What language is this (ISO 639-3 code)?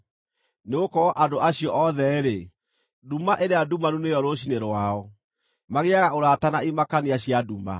kik